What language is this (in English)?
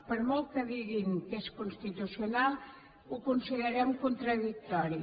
Catalan